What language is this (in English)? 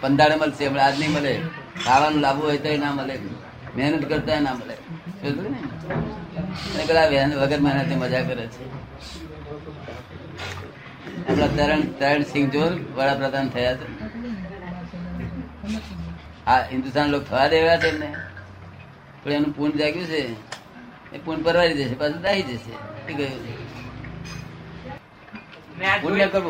Gujarati